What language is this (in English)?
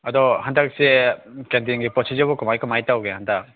Manipuri